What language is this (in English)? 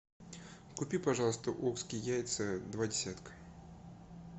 Russian